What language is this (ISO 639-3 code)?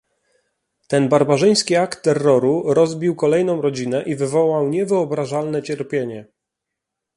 pol